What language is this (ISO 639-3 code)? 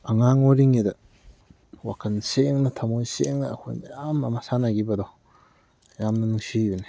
mni